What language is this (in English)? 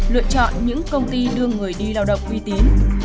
Vietnamese